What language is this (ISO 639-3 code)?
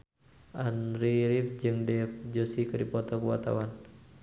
sun